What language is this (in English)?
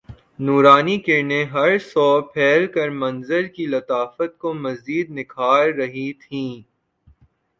Urdu